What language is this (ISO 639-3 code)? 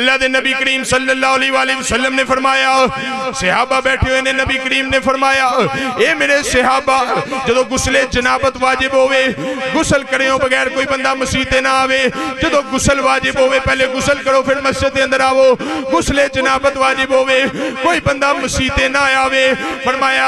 ara